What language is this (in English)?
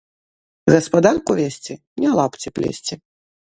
Belarusian